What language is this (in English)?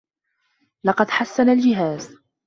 Arabic